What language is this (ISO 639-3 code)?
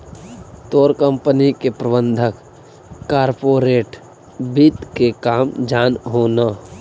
mag